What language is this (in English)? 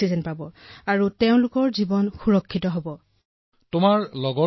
Assamese